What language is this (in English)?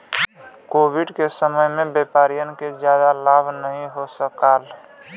Bhojpuri